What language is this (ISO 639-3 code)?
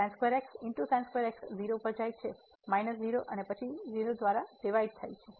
guj